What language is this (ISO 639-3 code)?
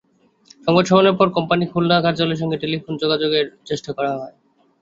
ben